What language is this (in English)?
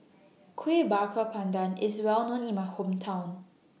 English